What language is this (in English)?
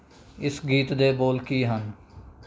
Punjabi